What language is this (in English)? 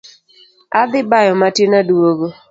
Luo (Kenya and Tanzania)